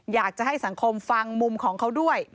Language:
Thai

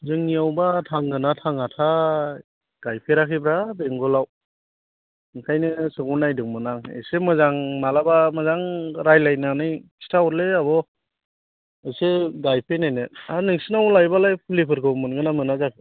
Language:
Bodo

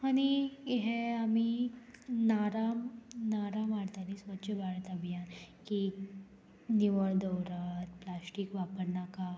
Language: Konkani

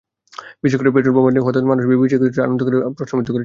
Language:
Bangla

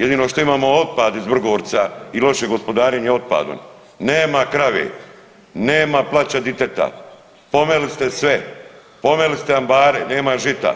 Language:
Croatian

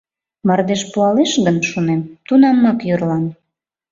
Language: Mari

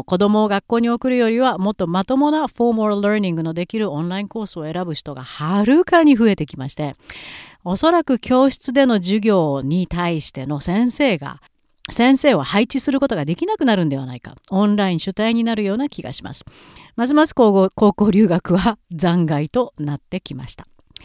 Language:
Japanese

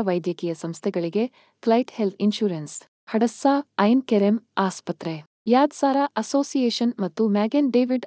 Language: Kannada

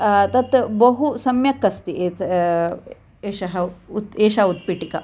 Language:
Sanskrit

